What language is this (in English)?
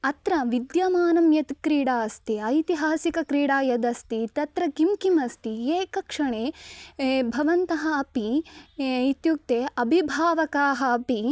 Sanskrit